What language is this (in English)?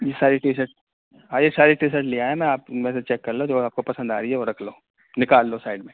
Urdu